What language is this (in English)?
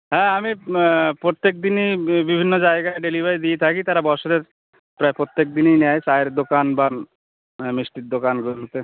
Bangla